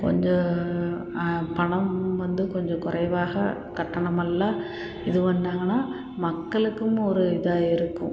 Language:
Tamil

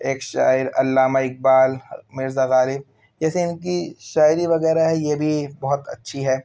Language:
Urdu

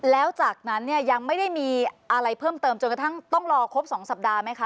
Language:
Thai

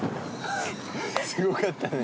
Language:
Japanese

